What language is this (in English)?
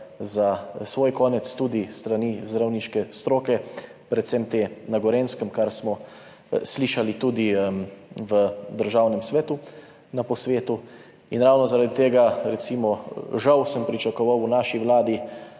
Slovenian